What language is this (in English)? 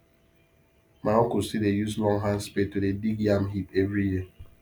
Nigerian Pidgin